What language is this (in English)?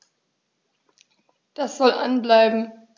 German